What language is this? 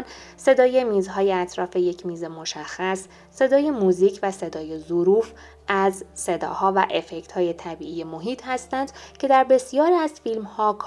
Persian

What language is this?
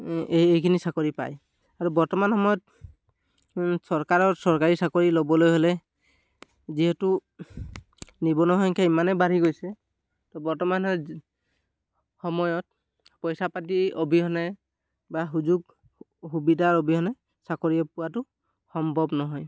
Assamese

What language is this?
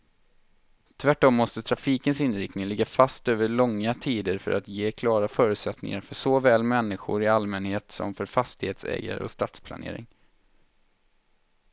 Swedish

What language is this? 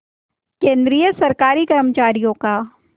Hindi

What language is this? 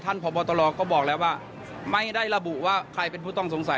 Thai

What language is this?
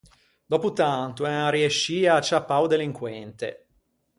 Ligurian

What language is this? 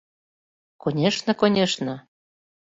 Mari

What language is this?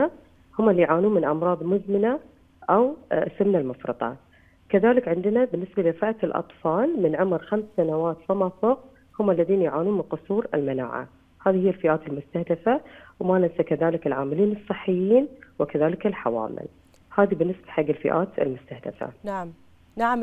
Arabic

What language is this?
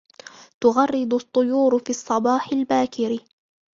Arabic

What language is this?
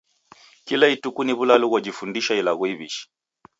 Taita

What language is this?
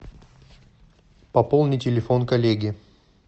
Russian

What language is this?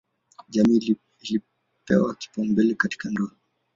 Swahili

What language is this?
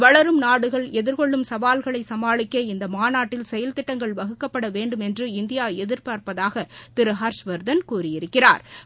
Tamil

